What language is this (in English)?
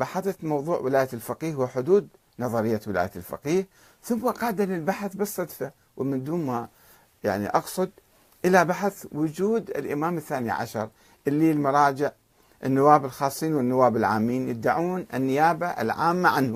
Arabic